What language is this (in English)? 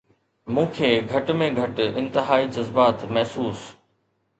Sindhi